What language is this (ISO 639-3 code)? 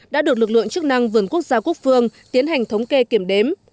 vie